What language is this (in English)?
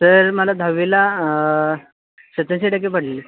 Marathi